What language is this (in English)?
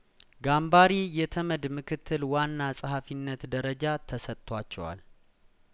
Amharic